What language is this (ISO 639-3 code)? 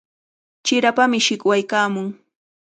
qvl